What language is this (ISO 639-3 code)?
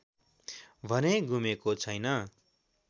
nep